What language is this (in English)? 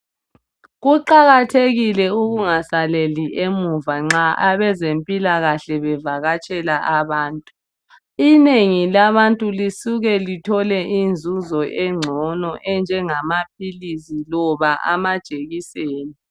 North Ndebele